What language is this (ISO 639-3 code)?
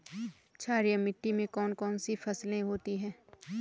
hin